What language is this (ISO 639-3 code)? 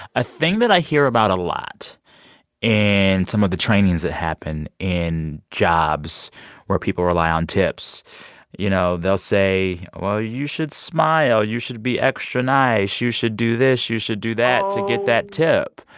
eng